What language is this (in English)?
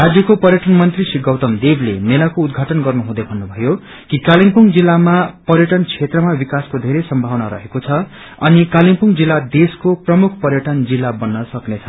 Nepali